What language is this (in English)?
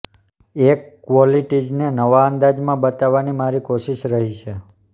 Gujarati